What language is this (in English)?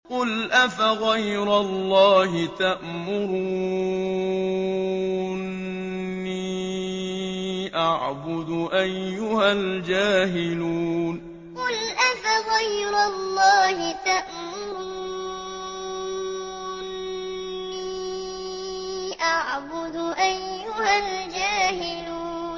Arabic